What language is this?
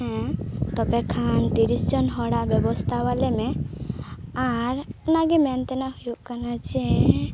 Santali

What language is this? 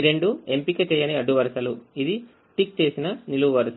Telugu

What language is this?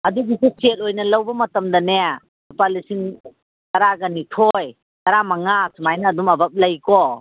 Manipuri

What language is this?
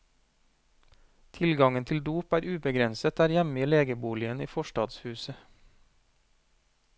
Norwegian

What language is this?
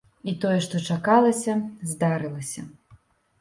Belarusian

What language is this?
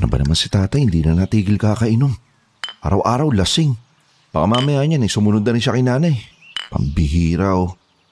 Filipino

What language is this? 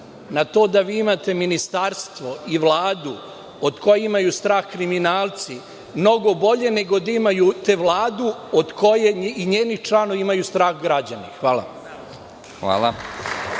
Serbian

